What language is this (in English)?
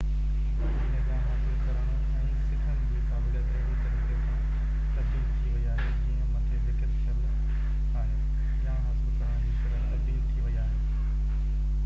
Sindhi